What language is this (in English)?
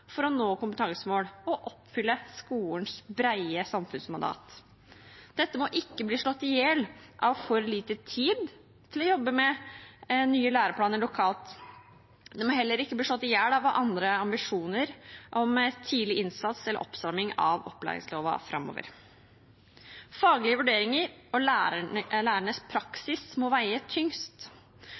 Norwegian Bokmål